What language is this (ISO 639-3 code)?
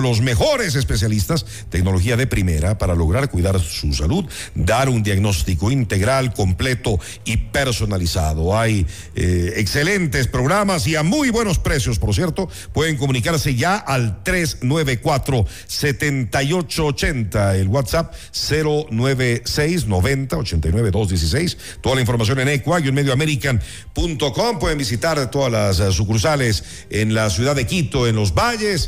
spa